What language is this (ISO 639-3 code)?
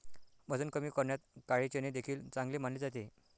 mar